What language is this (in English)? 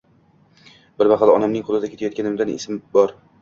Uzbek